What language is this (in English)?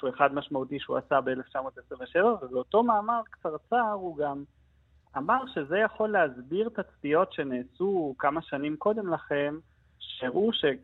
Hebrew